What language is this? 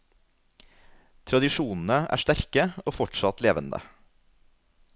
Norwegian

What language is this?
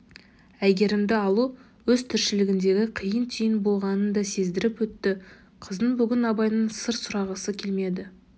Kazakh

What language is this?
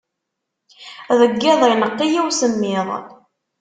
Kabyle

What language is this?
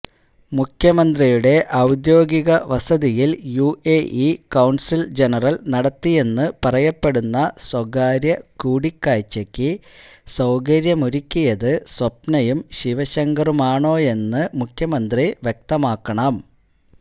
Malayalam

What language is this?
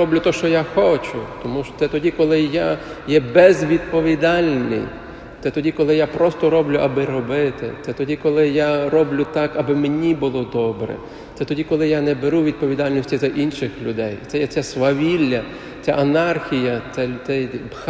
Ukrainian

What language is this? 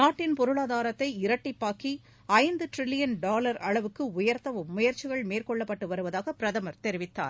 Tamil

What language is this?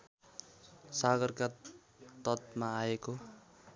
Nepali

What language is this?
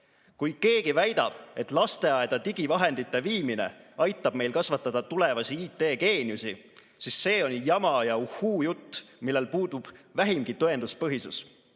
Estonian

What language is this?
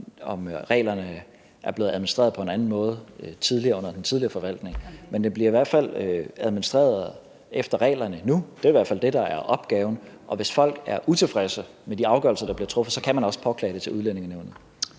Danish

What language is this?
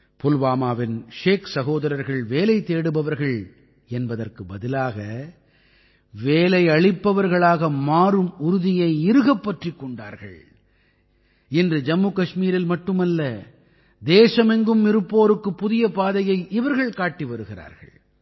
Tamil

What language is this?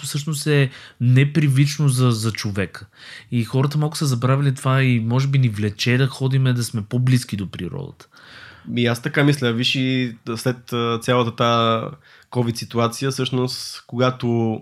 Bulgarian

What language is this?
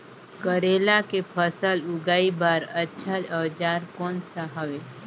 Chhattisgarhi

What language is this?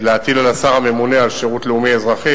Hebrew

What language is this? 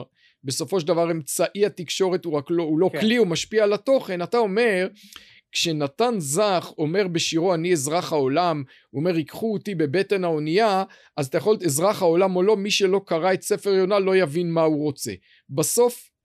Hebrew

